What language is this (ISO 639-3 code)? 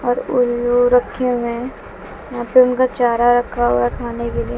hin